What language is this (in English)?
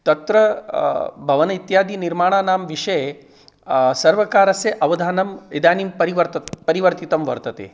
Sanskrit